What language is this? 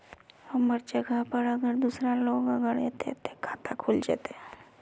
Magahi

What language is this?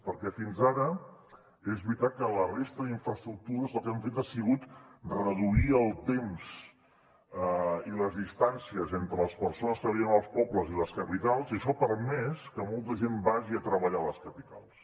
Catalan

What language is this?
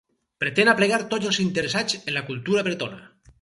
Catalan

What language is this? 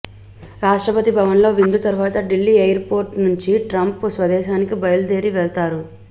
Telugu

